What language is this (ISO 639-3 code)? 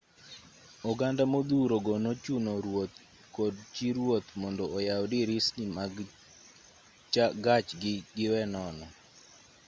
luo